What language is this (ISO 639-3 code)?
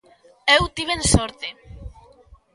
glg